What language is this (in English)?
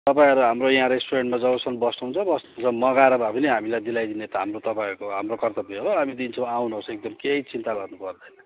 Nepali